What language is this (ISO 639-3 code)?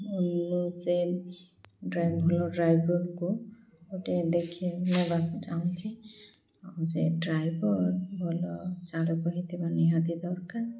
ori